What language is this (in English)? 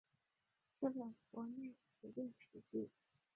Chinese